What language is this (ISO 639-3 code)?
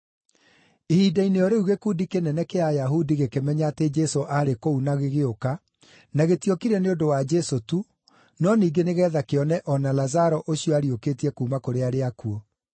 kik